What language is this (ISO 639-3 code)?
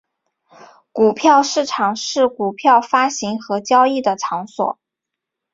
zho